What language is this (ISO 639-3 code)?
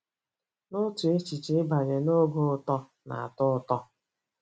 ibo